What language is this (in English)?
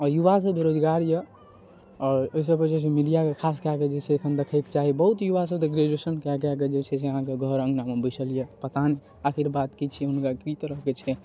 Maithili